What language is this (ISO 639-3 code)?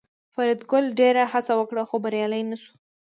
pus